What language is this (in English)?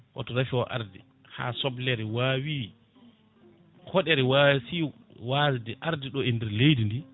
Fula